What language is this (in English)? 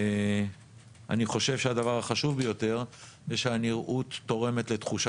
Hebrew